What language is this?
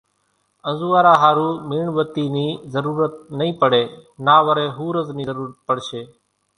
Kachi Koli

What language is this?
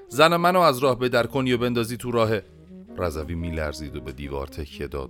Persian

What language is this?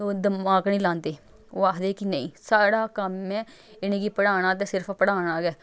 Dogri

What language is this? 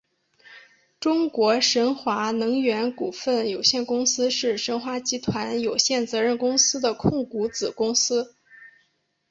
Chinese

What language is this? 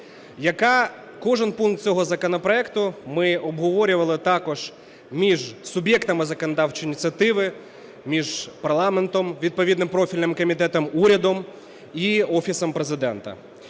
Ukrainian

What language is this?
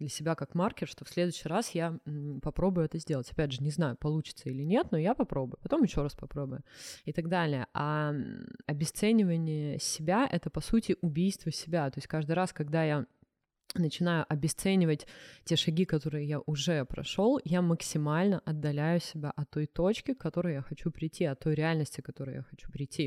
Russian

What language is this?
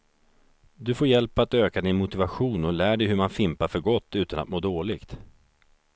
Swedish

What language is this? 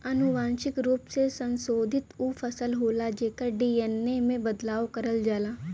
Bhojpuri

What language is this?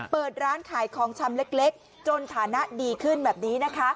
Thai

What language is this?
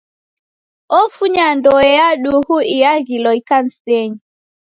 Taita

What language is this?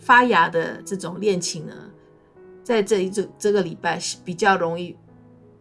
Chinese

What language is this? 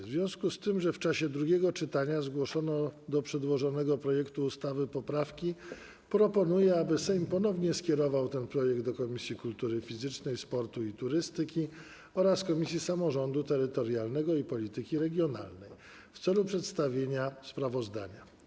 Polish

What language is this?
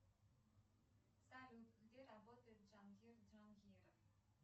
Russian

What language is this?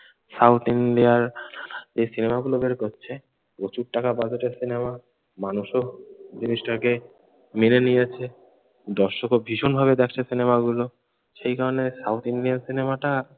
Bangla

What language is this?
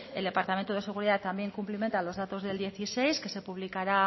Spanish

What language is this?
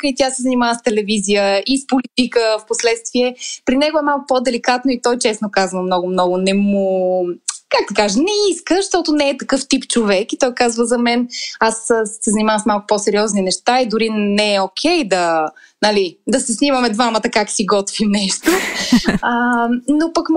Bulgarian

